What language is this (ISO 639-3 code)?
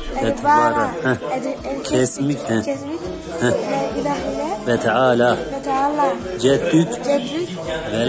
ara